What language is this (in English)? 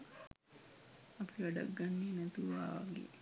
Sinhala